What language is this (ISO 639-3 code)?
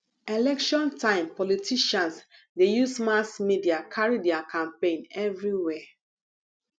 pcm